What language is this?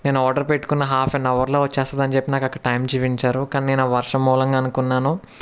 Telugu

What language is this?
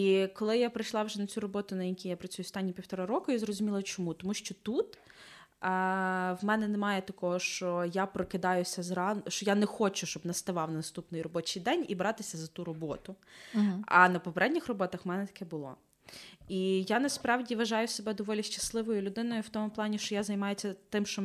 Ukrainian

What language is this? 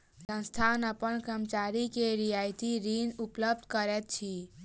Maithili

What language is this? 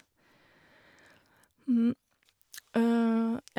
Norwegian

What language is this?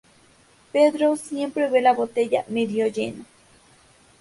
Spanish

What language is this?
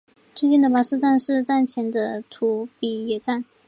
Chinese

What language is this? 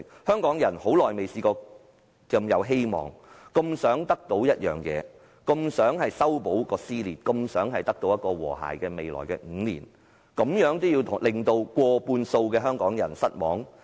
Cantonese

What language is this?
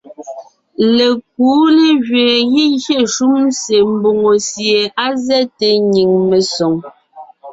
Ngiemboon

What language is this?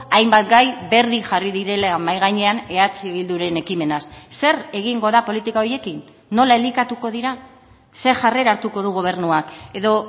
Basque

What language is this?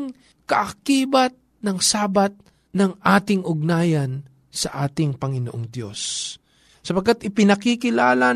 Filipino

